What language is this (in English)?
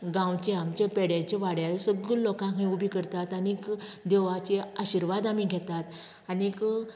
Konkani